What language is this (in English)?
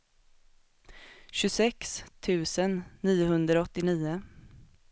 Swedish